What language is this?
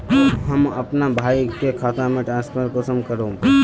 Magahi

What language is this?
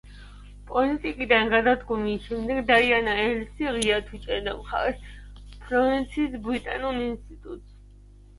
Georgian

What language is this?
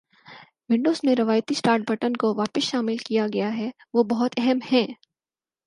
Urdu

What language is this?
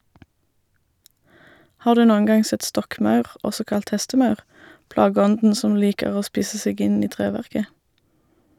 Norwegian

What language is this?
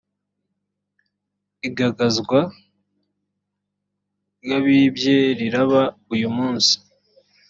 Kinyarwanda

